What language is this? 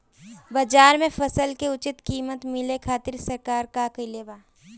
Bhojpuri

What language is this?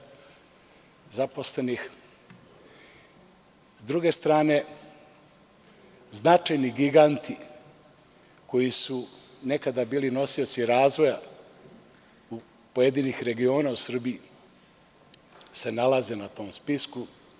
Serbian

